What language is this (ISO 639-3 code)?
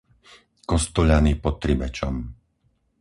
slk